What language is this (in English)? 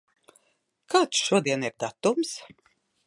Latvian